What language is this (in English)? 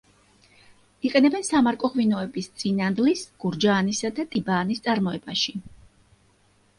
Georgian